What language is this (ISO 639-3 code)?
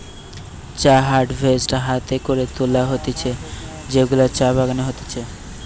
ben